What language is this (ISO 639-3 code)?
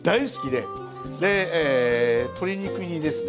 jpn